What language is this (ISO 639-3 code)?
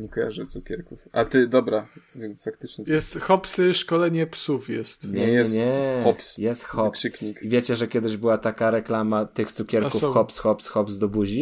pol